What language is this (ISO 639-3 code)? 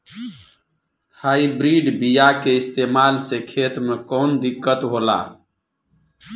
bho